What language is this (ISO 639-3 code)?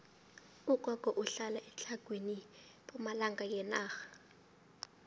nbl